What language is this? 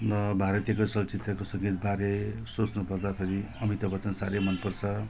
Nepali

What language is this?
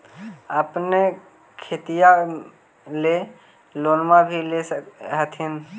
Magahi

